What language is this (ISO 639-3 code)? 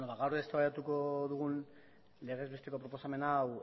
eus